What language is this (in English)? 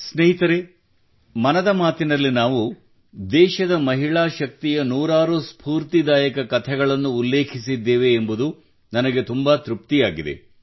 Kannada